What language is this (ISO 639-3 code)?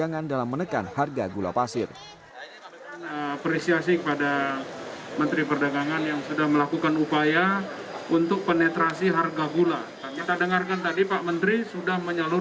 ind